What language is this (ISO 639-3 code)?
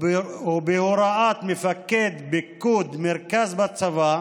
heb